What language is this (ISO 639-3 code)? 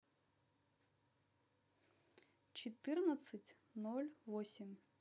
rus